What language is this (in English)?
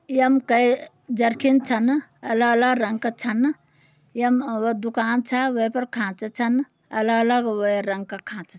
Garhwali